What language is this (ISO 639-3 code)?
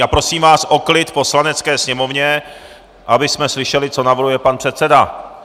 ces